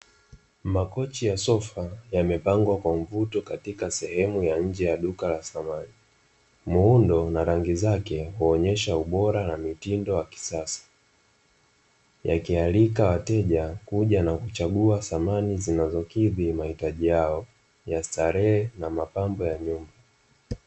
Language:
Swahili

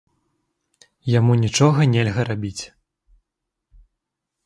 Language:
Belarusian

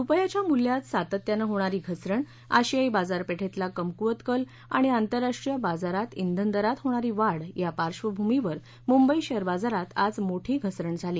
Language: Marathi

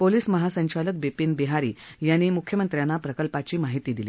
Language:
Marathi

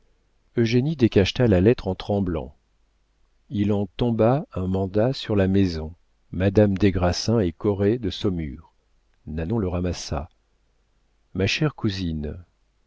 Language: French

